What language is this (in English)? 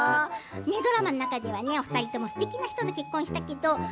Japanese